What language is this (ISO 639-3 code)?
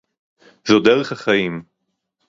heb